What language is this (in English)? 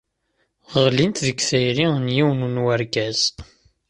Kabyle